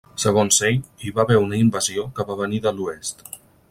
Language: Catalan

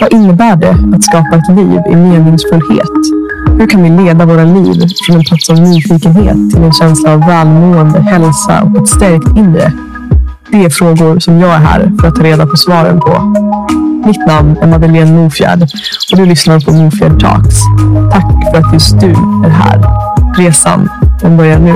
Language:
Swedish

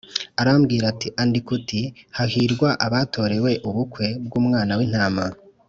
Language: Kinyarwanda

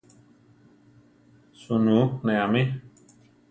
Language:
Central Tarahumara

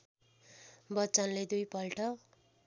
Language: Nepali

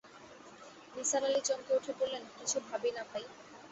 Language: Bangla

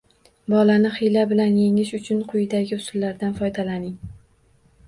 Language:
Uzbek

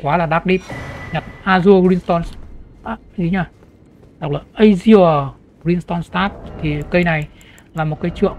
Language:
Vietnamese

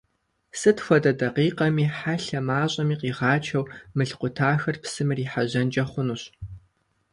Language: Kabardian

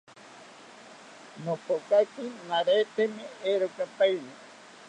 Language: South Ucayali Ashéninka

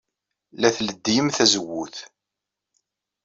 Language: Kabyle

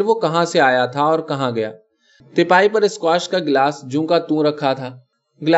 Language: Urdu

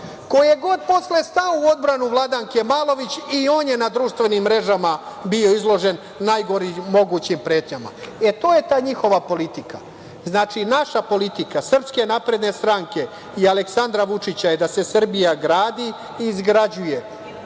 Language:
Serbian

